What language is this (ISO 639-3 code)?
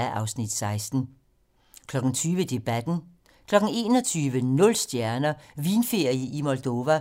dan